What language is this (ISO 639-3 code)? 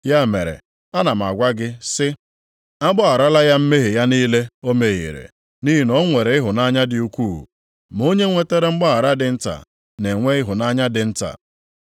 ibo